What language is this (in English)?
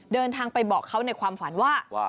Thai